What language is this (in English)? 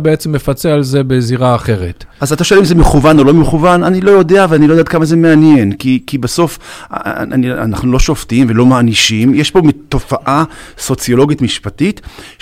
Hebrew